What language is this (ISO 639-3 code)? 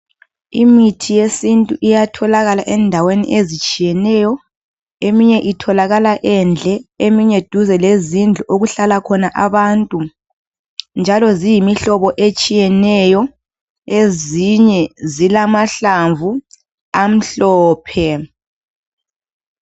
nde